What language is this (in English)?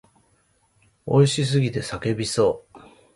Japanese